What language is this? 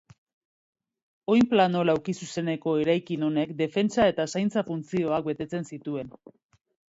Basque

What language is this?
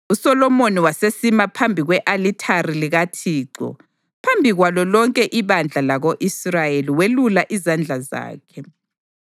North Ndebele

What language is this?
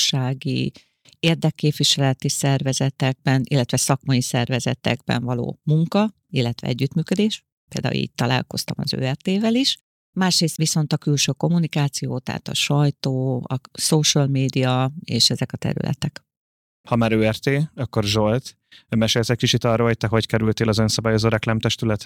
Hungarian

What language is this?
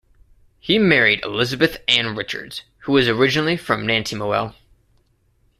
English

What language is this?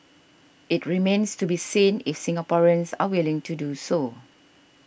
English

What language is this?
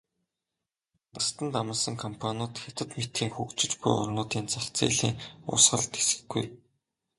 Mongolian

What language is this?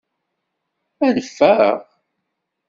Kabyle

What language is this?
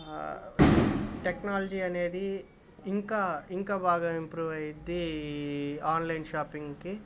Telugu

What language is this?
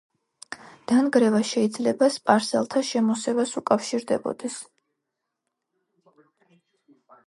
Georgian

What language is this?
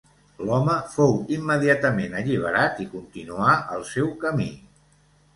Catalan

